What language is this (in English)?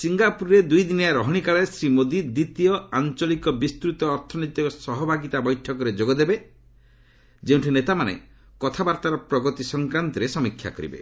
Odia